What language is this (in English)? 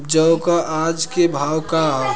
Bhojpuri